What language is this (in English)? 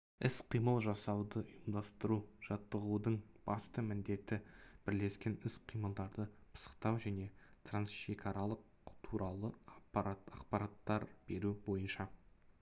Kazakh